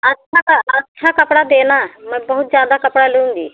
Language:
Hindi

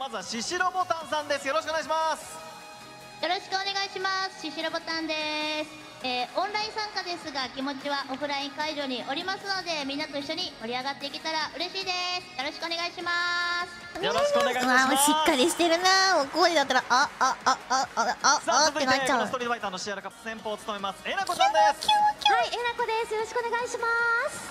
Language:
Japanese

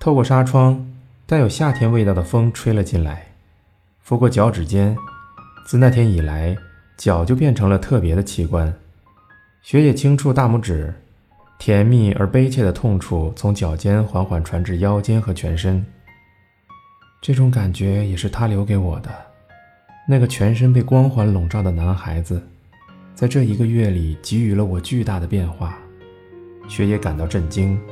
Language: Chinese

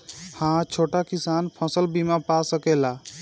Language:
Bhojpuri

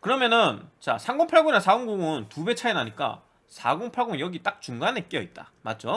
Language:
Korean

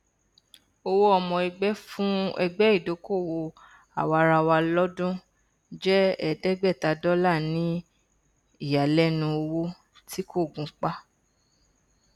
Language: Yoruba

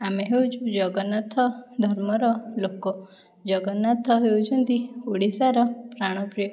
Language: Odia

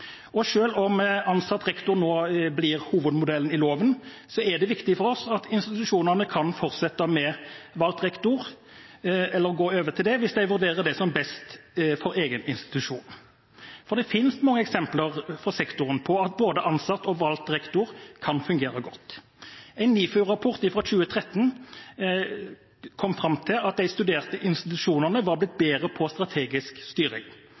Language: Norwegian Bokmål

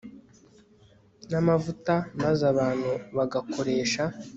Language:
Kinyarwanda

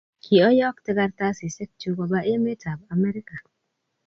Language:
Kalenjin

